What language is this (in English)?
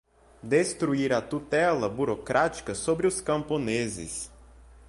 Portuguese